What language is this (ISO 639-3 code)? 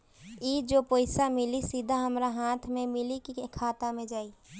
bho